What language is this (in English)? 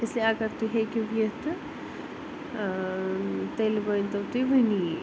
Kashmiri